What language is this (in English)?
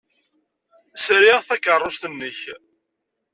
Kabyle